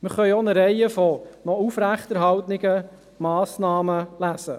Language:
Swiss German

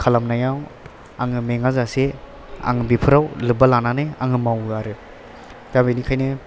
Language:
Bodo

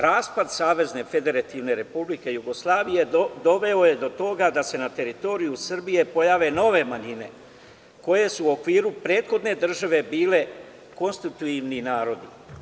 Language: Serbian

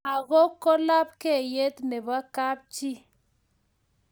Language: Kalenjin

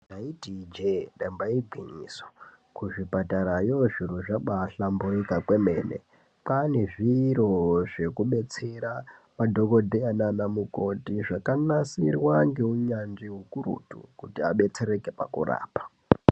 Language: Ndau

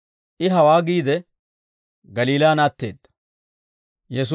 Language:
Dawro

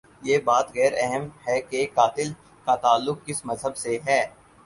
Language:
Urdu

